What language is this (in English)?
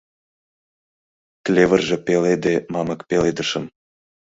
Mari